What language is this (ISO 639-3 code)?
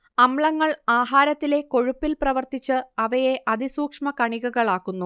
mal